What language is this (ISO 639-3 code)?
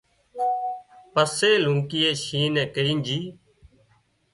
kxp